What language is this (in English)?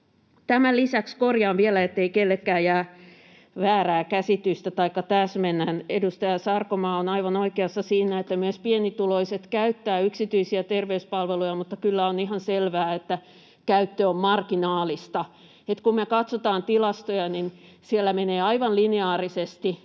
Finnish